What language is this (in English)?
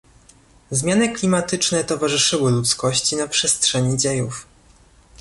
Polish